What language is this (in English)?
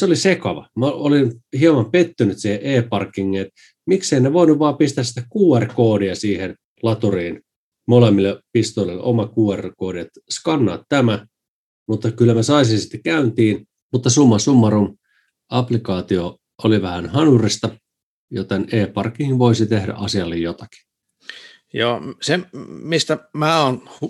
Finnish